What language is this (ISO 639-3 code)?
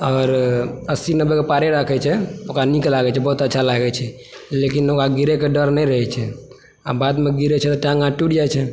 mai